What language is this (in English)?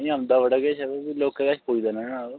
Dogri